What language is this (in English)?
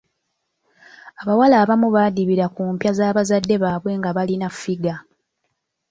Ganda